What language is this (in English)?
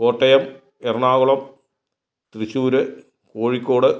Malayalam